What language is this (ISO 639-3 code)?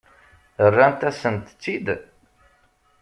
kab